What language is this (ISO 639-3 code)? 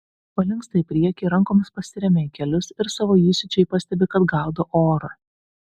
lit